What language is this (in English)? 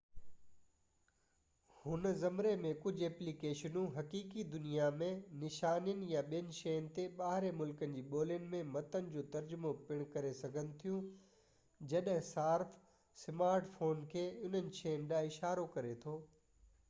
Sindhi